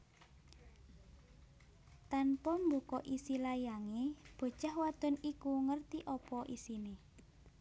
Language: Javanese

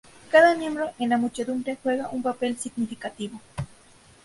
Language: Spanish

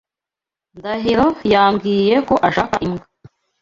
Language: Kinyarwanda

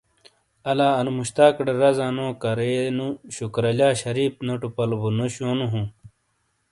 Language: Shina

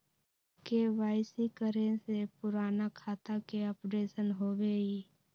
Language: Magahi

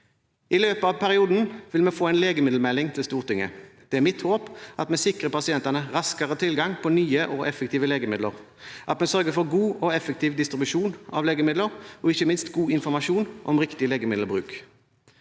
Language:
Norwegian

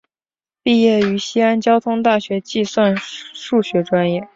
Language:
Chinese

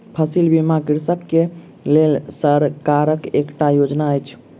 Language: Maithili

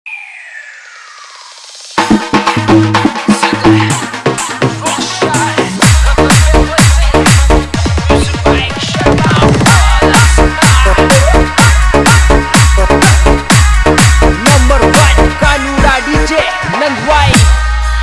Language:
Hindi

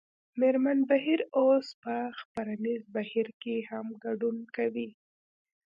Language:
Pashto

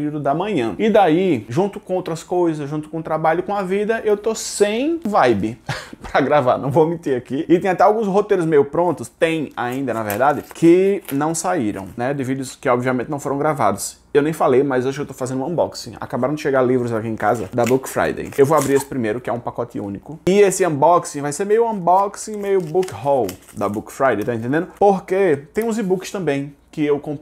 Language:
Portuguese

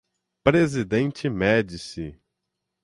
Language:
Portuguese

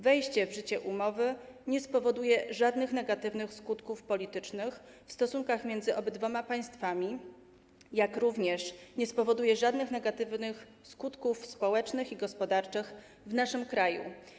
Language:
Polish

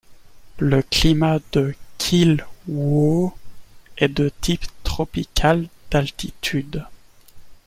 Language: French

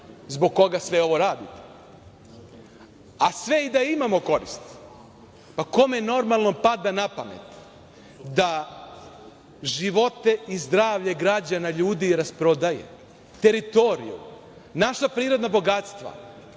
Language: Serbian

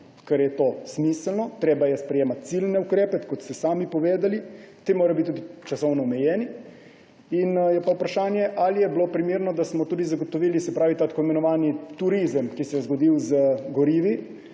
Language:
Slovenian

